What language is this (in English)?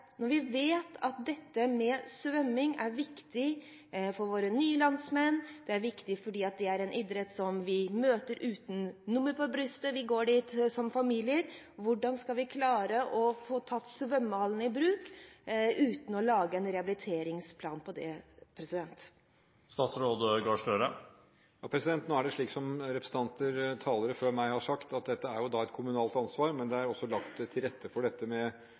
Norwegian Bokmål